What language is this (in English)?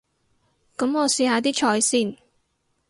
Cantonese